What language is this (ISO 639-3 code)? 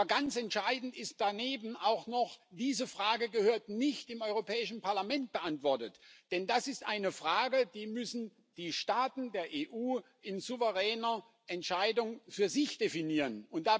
deu